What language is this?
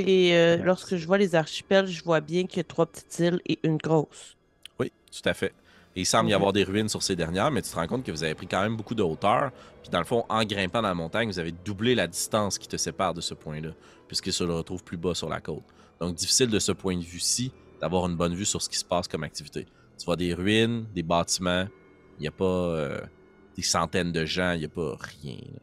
French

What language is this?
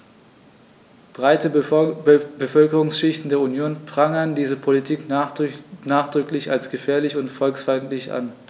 German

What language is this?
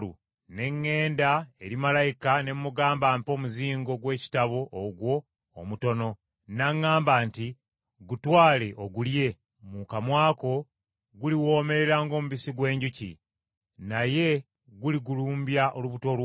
Ganda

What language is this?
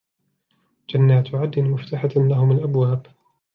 Arabic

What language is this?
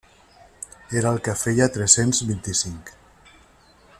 Catalan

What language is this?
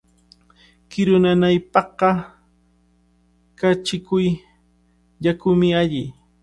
Cajatambo North Lima Quechua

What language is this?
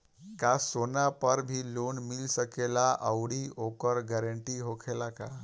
Bhojpuri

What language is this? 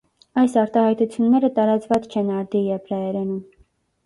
Armenian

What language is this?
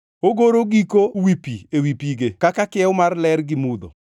Luo (Kenya and Tanzania)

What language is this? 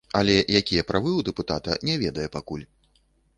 Belarusian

